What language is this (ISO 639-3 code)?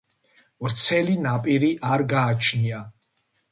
kat